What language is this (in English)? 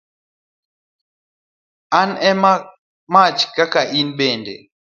Luo (Kenya and Tanzania)